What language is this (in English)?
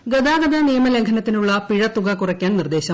Malayalam